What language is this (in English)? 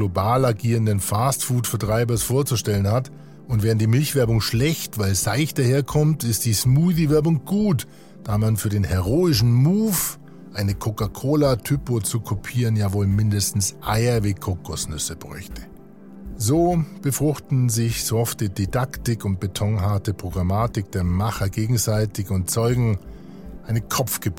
German